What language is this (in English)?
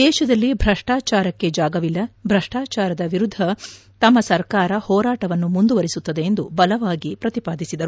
Kannada